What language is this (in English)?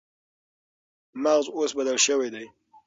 Pashto